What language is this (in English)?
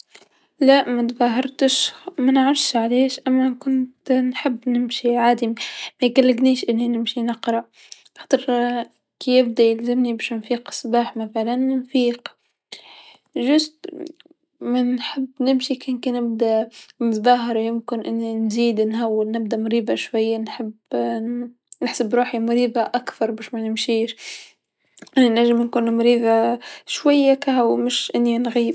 Tunisian Arabic